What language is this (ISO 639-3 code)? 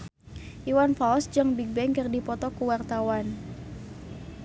sun